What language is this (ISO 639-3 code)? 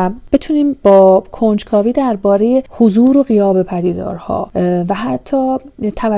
fas